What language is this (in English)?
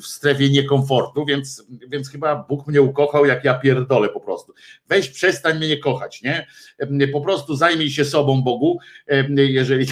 Polish